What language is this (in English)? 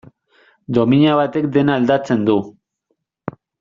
Basque